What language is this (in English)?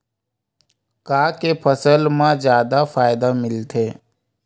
Chhattisgarhi